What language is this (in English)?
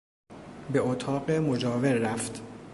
Persian